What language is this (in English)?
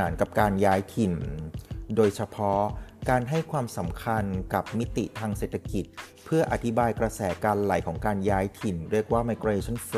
Thai